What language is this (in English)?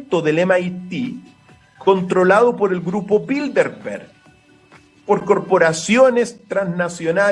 Spanish